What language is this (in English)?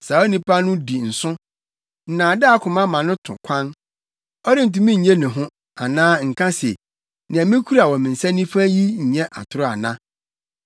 Akan